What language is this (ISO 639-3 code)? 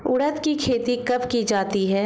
hin